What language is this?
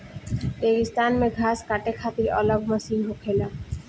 Bhojpuri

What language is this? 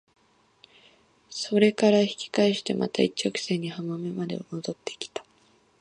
Japanese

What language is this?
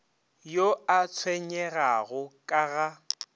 Northern Sotho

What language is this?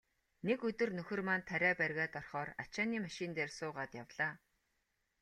Mongolian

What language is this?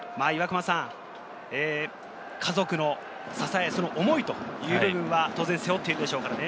Japanese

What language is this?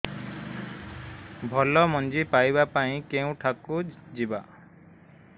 Odia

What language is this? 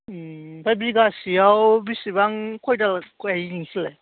Bodo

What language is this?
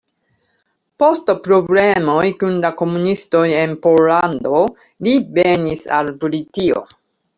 Esperanto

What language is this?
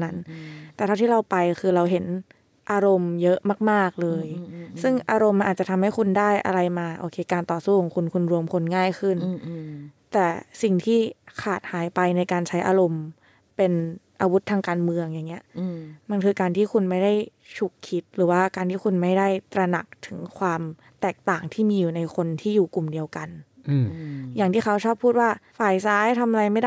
Thai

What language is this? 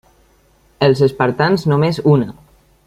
Catalan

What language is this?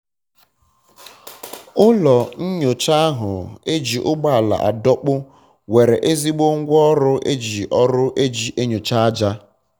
Igbo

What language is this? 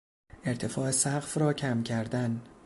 Persian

